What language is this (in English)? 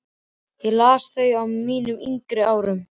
Icelandic